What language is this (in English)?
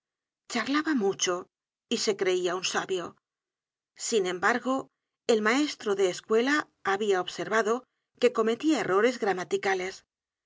Spanish